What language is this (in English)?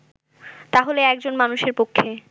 Bangla